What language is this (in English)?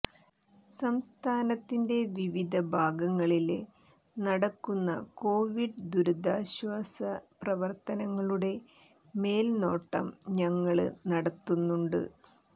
Malayalam